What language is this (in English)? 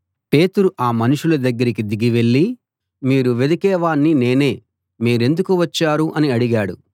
Telugu